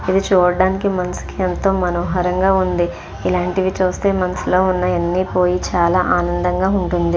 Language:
Telugu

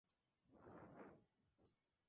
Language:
Spanish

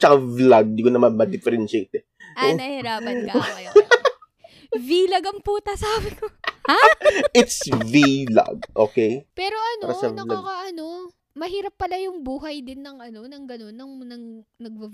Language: Filipino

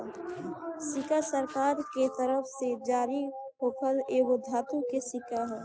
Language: Bhojpuri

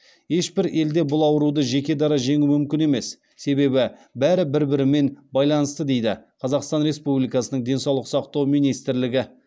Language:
Kazakh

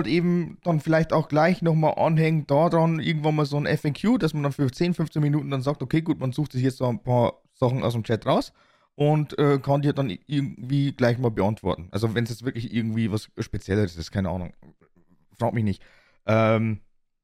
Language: German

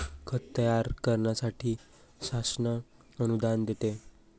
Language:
Marathi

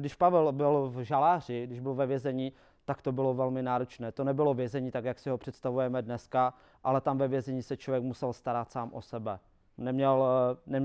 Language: Czech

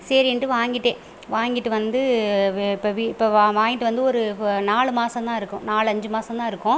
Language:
Tamil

